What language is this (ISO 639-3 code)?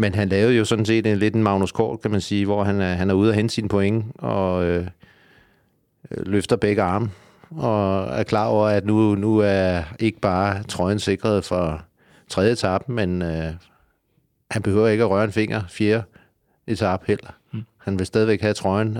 dan